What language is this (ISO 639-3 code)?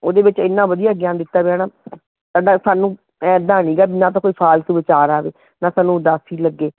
pan